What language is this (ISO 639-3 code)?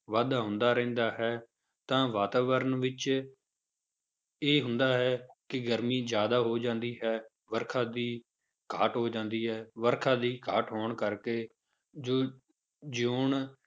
pan